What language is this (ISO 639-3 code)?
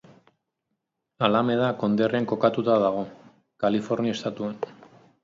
eus